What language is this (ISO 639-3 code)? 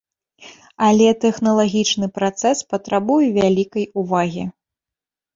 bel